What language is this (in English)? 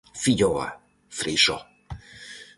Galician